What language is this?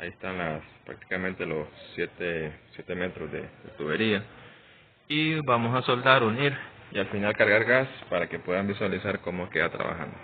Spanish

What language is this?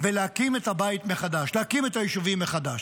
Hebrew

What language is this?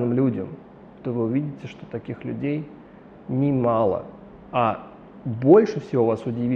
Russian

